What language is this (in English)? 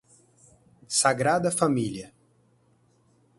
Portuguese